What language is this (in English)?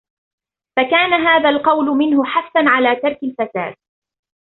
Arabic